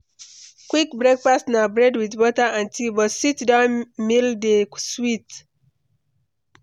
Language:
Nigerian Pidgin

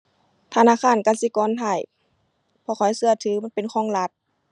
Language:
Thai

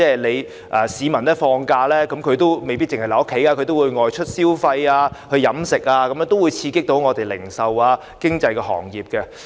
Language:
Cantonese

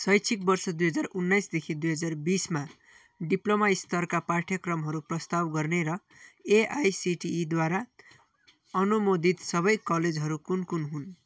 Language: Nepali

